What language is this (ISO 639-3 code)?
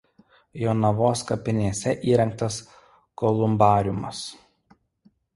lit